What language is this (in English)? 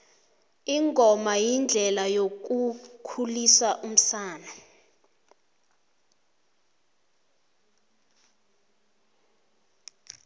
South Ndebele